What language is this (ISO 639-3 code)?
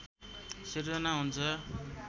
nep